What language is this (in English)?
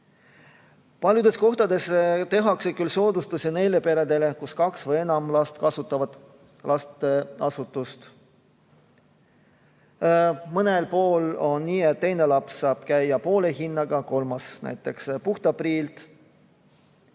Estonian